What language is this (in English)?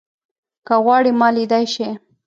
Pashto